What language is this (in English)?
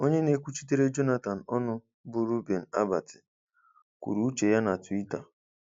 Igbo